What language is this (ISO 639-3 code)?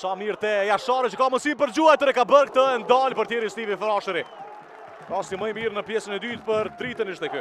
ron